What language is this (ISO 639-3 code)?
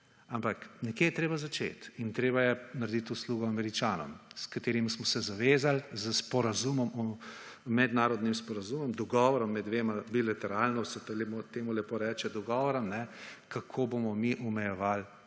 slv